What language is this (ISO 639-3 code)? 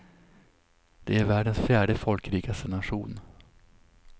swe